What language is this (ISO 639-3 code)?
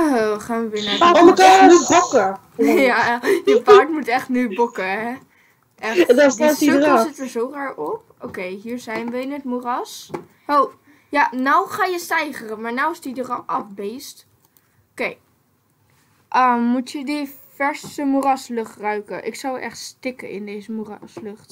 nld